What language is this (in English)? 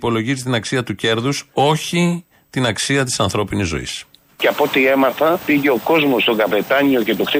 Greek